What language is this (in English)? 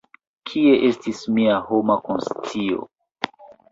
Esperanto